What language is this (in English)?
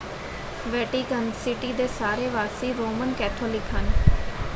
Punjabi